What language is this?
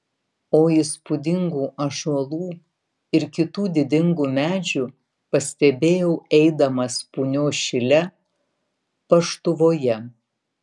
Lithuanian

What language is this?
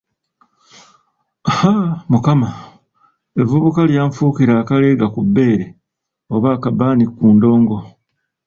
Ganda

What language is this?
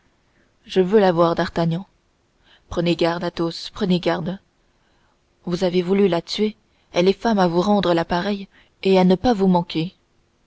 French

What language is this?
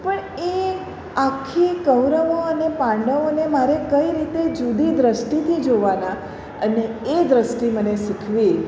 Gujarati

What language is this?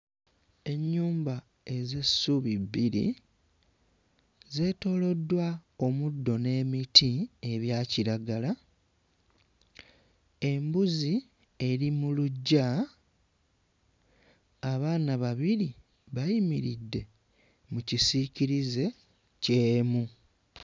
Ganda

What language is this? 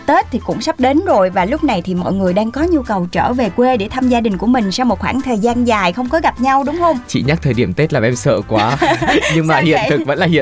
Vietnamese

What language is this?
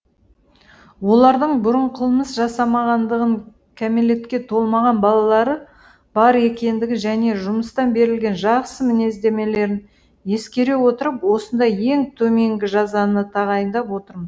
Kazakh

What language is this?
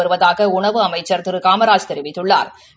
Tamil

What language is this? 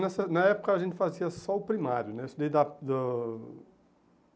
Portuguese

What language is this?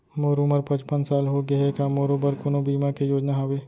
Chhattisgarhi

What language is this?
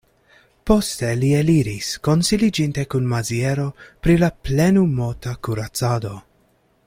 Esperanto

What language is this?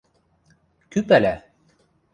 Western Mari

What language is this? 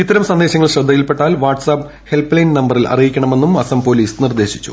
Malayalam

